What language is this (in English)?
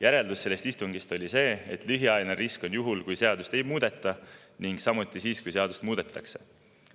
Estonian